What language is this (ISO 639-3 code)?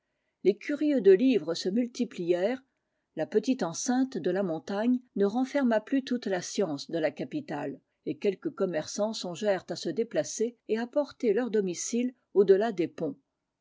fra